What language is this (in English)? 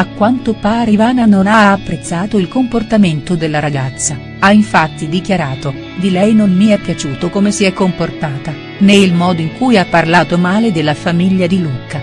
Italian